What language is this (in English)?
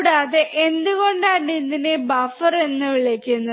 Malayalam